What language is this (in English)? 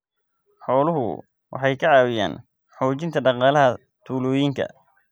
Somali